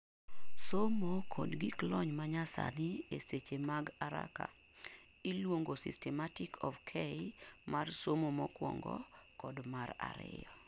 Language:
Luo (Kenya and Tanzania)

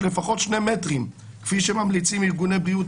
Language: Hebrew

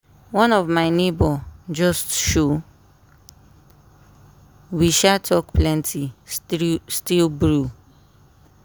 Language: Nigerian Pidgin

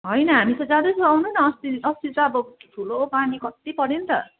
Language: Nepali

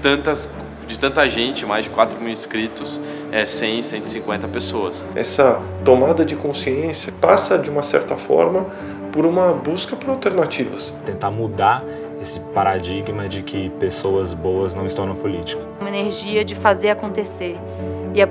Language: Portuguese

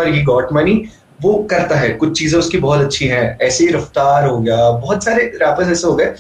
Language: Hindi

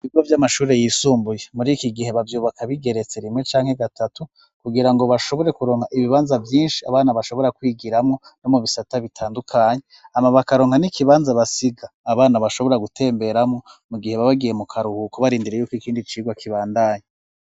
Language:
Rundi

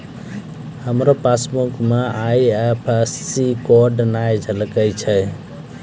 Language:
Maithili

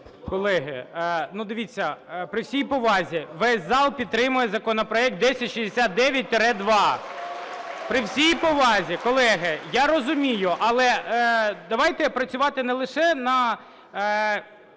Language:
Ukrainian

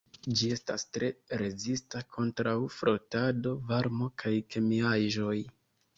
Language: Esperanto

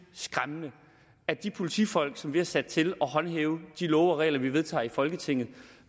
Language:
Danish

